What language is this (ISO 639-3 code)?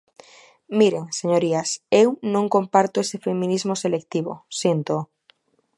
glg